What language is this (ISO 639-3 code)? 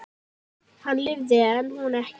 isl